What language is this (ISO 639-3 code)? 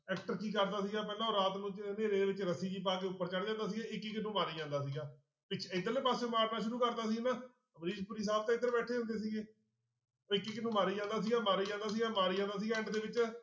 pan